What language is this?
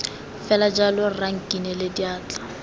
Tswana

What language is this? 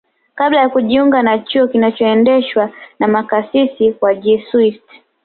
Swahili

